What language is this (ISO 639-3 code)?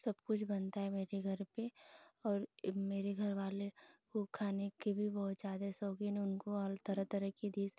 hin